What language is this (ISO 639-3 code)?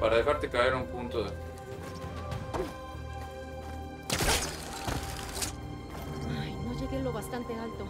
spa